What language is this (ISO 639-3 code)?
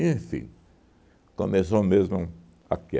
por